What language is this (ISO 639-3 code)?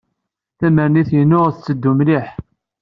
kab